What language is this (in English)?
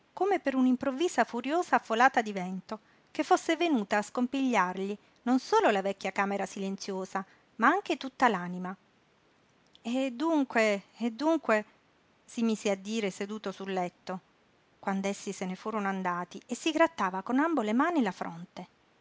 Italian